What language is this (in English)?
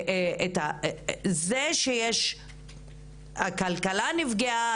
Hebrew